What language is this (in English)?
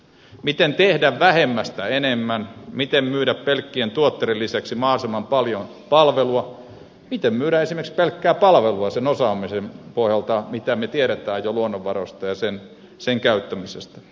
Finnish